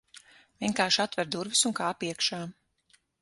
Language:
Latvian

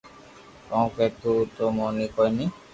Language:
Loarki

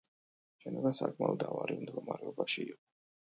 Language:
Georgian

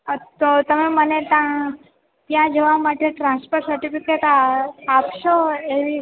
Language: Gujarati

